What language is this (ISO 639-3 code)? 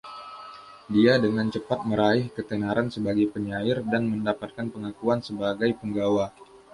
ind